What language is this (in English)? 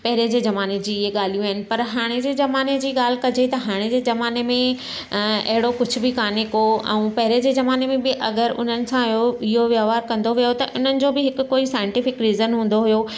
Sindhi